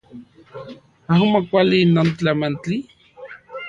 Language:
Central Puebla Nahuatl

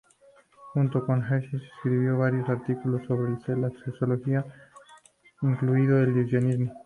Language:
Spanish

